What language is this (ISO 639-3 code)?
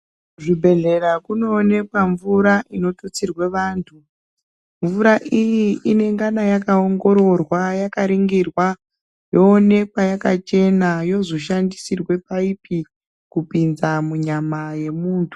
ndc